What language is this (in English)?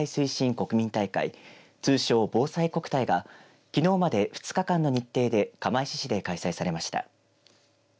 Japanese